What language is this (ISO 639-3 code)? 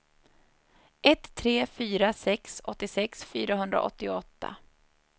swe